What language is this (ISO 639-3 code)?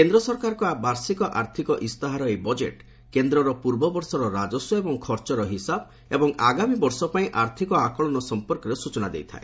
ori